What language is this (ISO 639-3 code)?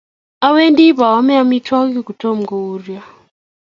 kln